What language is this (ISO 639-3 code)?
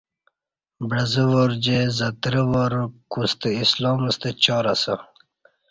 bsh